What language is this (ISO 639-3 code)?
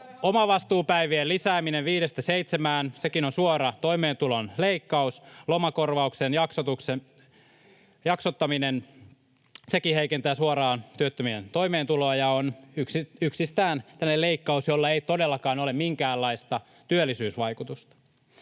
fin